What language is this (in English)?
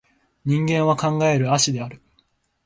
Japanese